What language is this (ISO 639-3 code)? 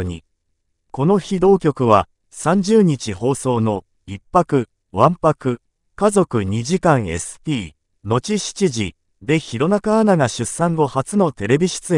jpn